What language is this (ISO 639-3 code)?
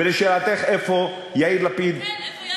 heb